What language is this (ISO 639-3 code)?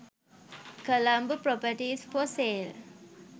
sin